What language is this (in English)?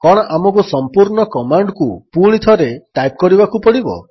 Odia